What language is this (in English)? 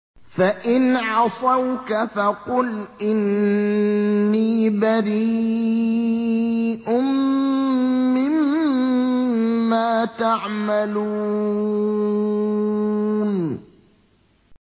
Arabic